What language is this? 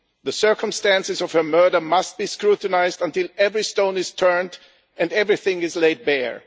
English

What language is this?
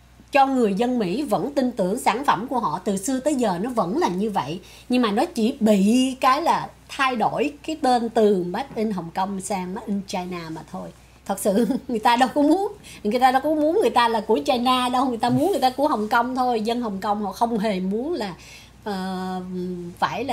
Vietnamese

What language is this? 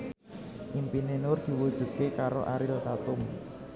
Javanese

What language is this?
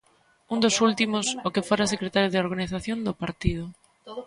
Galician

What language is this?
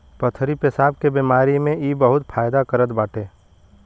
Bhojpuri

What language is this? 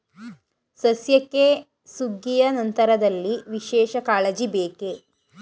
Kannada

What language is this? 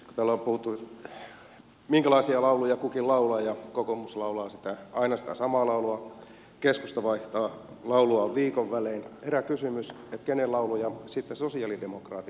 Finnish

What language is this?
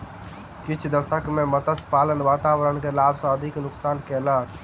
Maithili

